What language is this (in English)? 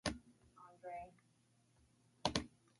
English